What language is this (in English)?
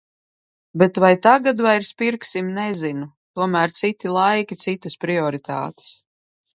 Latvian